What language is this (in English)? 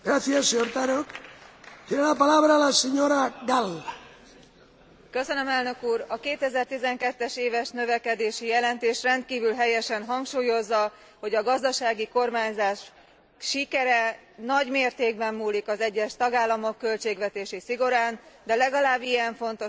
Hungarian